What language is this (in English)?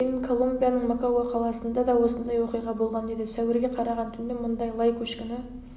Kazakh